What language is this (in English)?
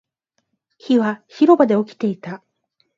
Japanese